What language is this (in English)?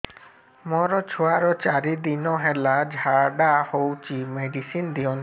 Odia